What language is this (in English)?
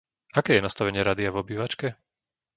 Slovak